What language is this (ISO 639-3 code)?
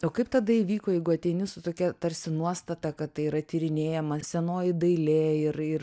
lit